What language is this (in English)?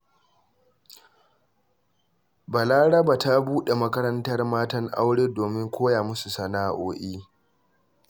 Hausa